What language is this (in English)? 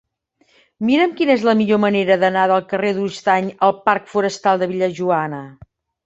Catalan